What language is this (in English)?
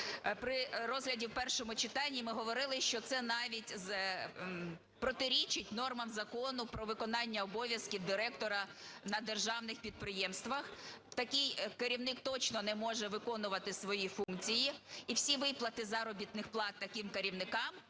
Ukrainian